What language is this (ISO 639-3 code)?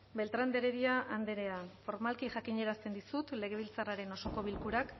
eus